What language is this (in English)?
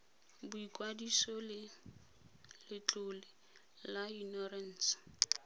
Tswana